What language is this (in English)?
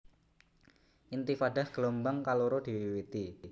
Javanese